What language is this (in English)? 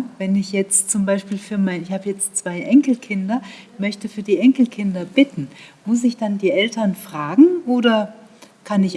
German